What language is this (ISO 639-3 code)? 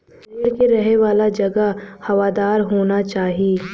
bho